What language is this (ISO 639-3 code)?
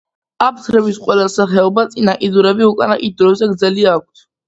kat